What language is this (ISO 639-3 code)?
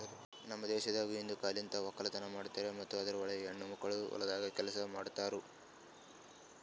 kan